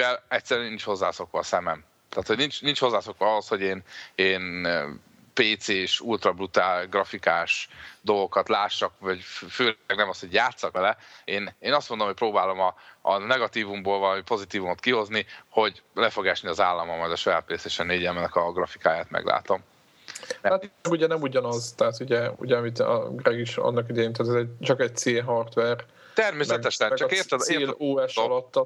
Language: Hungarian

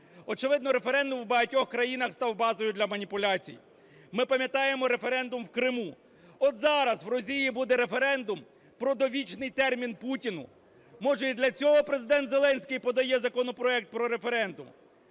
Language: Ukrainian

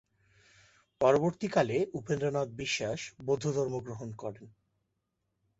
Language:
Bangla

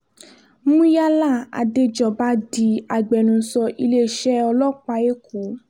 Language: Yoruba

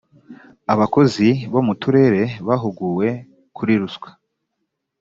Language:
Kinyarwanda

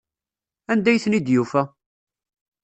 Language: Kabyle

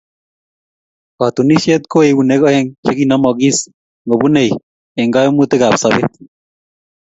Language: Kalenjin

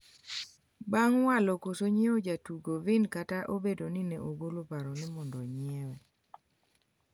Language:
Luo (Kenya and Tanzania)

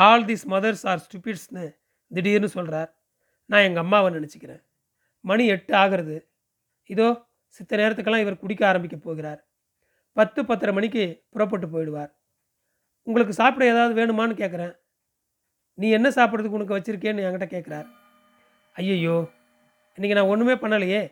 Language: Tamil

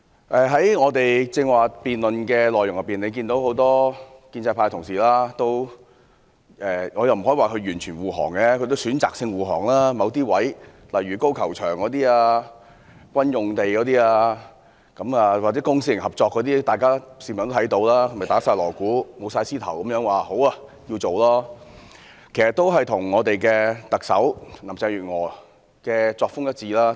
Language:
Cantonese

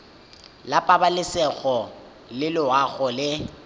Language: Tswana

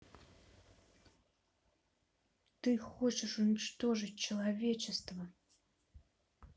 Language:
Russian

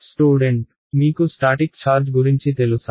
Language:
Telugu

